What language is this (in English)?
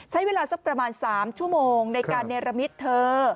Thai